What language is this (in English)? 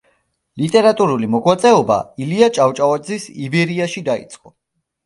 Georgian